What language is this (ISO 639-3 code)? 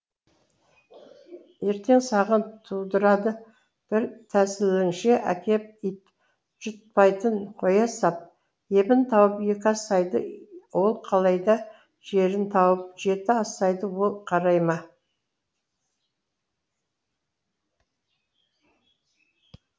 kaz